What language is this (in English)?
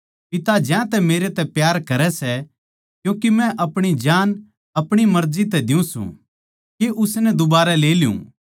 Haryanvi